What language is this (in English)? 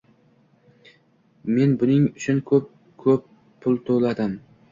Uzbek